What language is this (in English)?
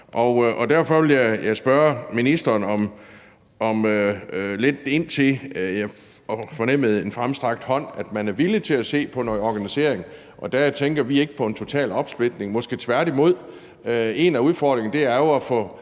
Danish